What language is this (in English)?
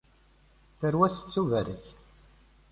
Kabyle